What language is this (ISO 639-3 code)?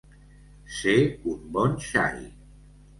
cat